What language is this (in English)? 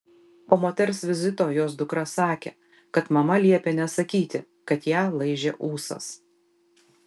Lithuanian